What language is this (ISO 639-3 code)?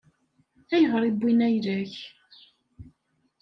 kab